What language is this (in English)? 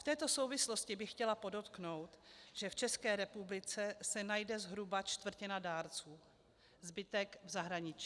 Czech